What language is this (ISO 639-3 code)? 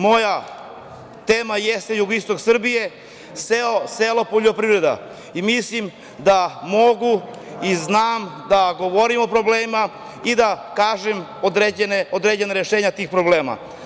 srp